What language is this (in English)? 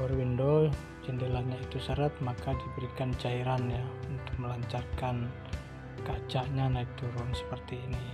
Indonesian